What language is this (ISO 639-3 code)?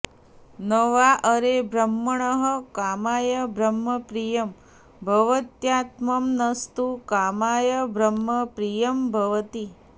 san